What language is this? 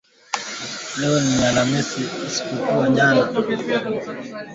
Swahili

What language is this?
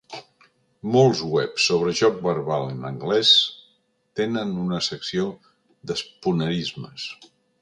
Catalan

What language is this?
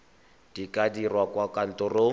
Tswana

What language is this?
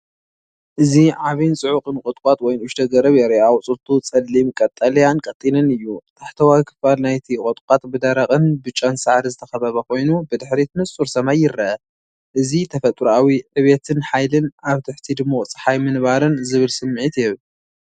Tigrinya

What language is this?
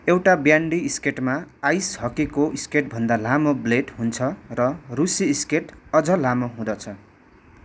Nepali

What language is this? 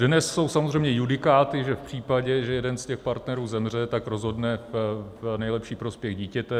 Czech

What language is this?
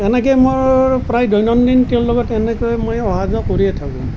Assamese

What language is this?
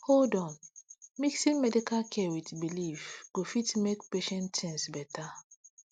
Nigerian Pidgin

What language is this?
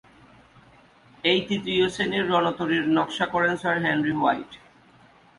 Bangla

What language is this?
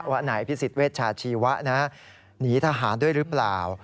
Thai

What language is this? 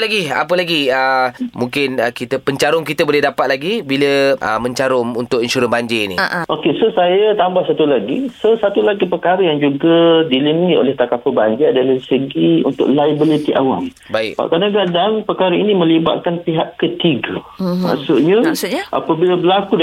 Malay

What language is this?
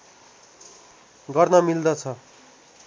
Nepali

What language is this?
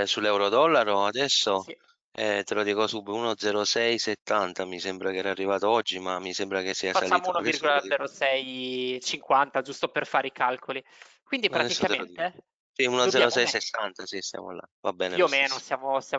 Italian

